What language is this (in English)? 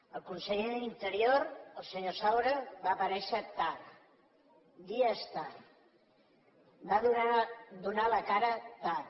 Catalan